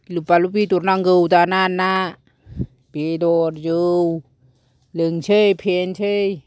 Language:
Bodo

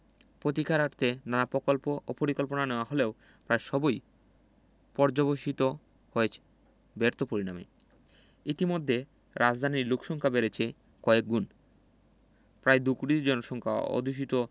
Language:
Bangla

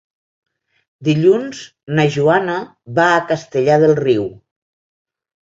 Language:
Catalan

